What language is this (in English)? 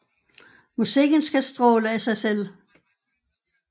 Danish